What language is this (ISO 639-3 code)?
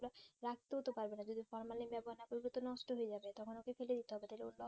ben